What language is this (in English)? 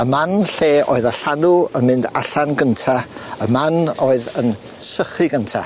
Welsh